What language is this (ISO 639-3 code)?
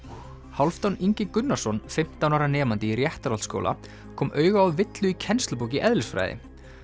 isl